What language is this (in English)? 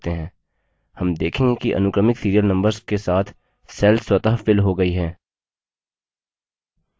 Hindi